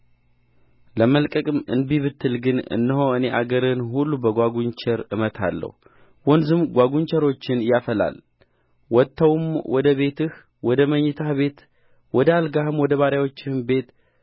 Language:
Amharic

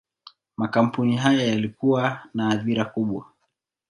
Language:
Swahili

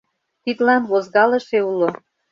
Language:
Mari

